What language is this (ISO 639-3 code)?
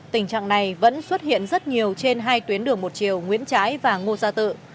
vie